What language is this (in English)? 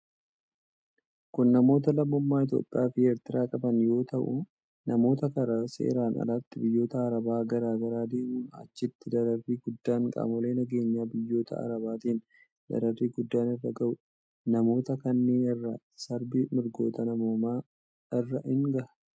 Oromo